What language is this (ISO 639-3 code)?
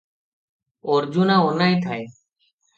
ori